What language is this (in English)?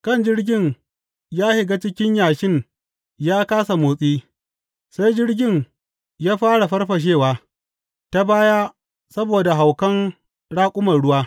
Hausa